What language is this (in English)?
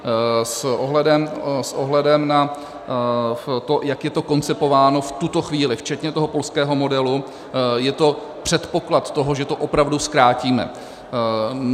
Czech